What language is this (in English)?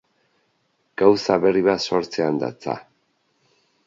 Basque